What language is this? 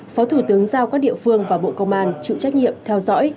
Vietnamese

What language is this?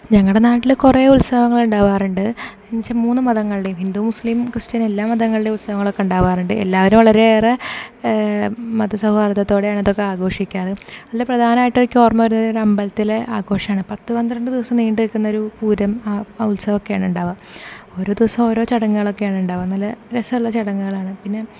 Malayalam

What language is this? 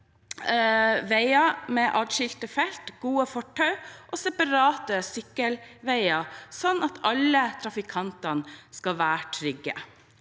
Norwegian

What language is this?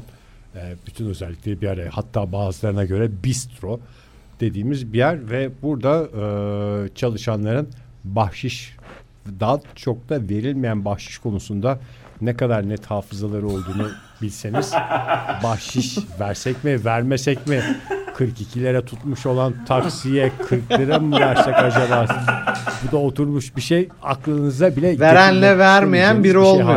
Turkish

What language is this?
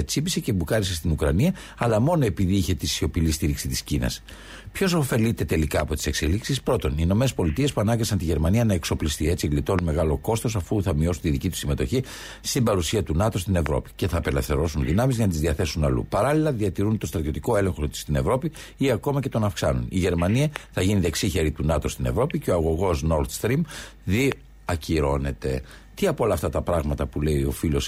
Greek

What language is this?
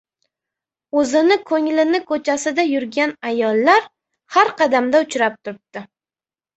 Uzbek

